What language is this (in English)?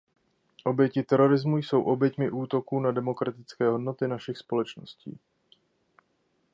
Czech